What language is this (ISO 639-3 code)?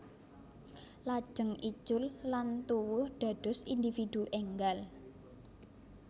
jav